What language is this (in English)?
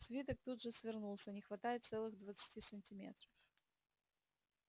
Russian